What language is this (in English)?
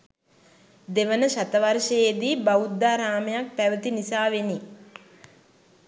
Sinhala